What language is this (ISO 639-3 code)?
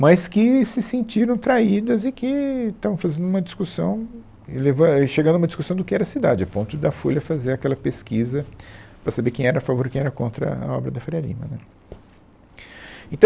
por